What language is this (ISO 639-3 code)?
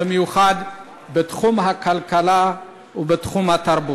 heb